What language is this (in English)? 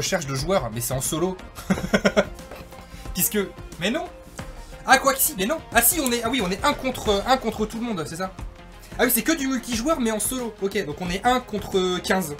French